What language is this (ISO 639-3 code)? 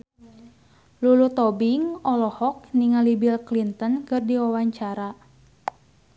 sun